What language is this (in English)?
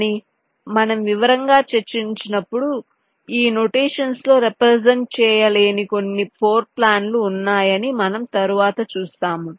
Telugu